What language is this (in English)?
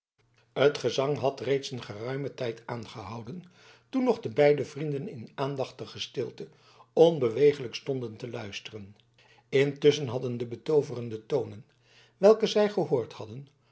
Dutch